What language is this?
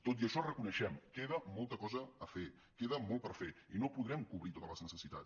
Catalan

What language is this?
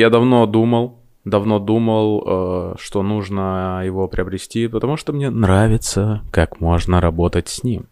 Russian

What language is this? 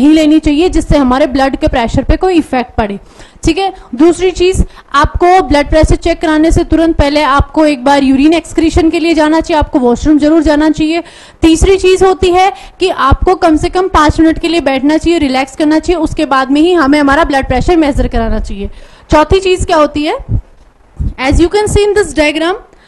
Hindi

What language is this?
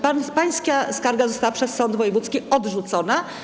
Polish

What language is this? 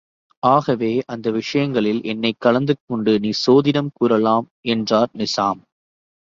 Tamil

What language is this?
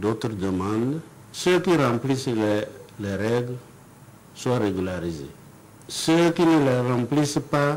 French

